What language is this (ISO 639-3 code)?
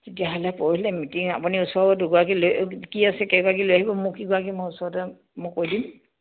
asm